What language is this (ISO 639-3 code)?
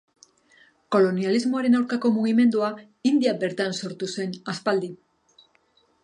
eus